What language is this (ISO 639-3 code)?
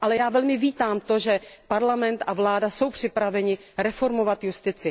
ces